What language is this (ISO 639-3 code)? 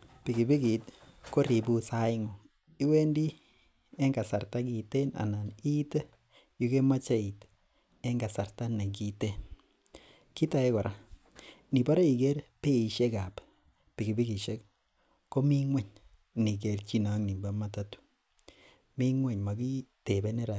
kln